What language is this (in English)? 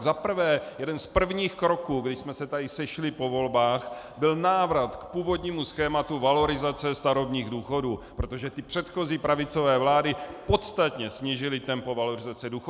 Czech